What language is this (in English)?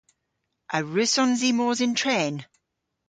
Cornish